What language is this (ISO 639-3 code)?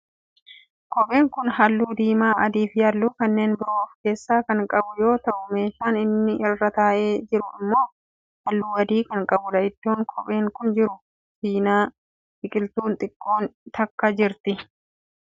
orm